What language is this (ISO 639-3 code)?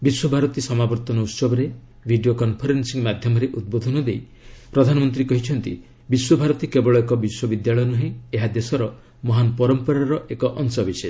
ori